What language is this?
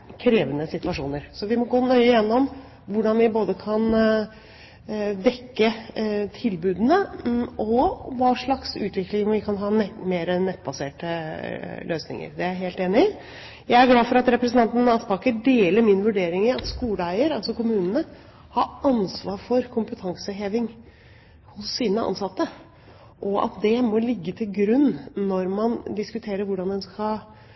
Norwegian Bokmål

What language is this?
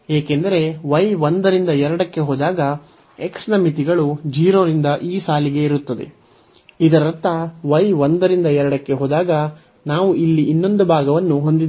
Kannada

